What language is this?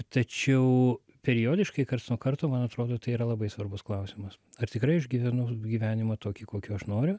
Lithuanian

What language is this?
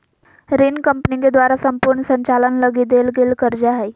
Magahi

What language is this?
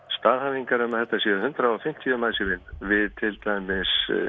Icelandic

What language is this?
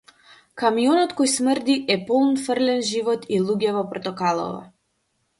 Macedonian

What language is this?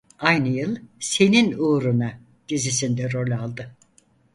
Turkish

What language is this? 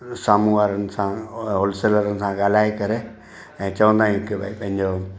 Sindhi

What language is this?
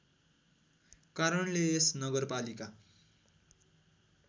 Nepali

